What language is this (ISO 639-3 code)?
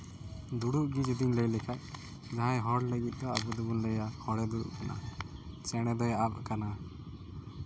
sat